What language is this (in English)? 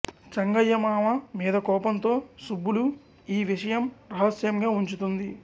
Telugu